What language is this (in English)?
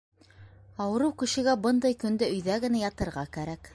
Bashkir